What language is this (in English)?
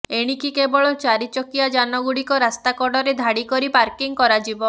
Odia